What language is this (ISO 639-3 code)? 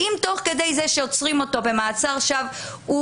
heb